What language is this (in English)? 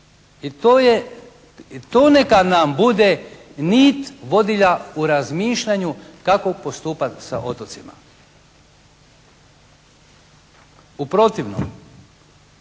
Croatian